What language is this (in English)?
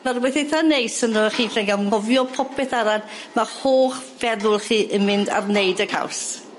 Welsh